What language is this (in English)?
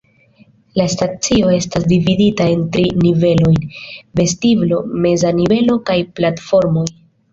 Esperanto